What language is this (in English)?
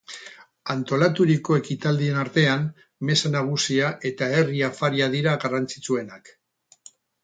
Basque